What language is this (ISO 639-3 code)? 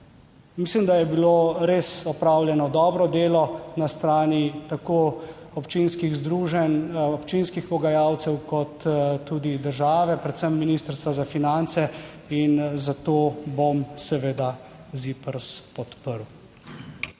slv